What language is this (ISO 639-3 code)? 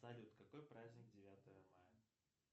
rus